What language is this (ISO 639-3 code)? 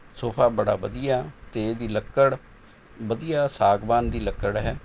pan